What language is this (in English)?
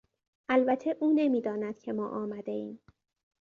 Persian